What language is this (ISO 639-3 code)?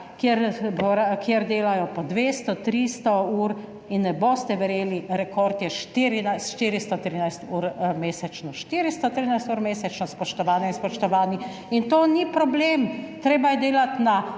slv